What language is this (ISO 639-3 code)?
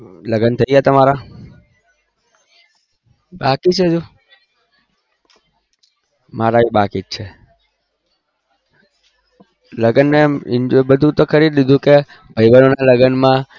guj